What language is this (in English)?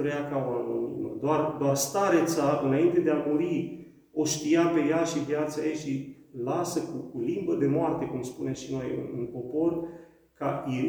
Romanian